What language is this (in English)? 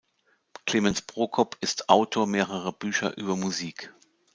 German